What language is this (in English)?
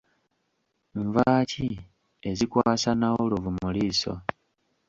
Ganda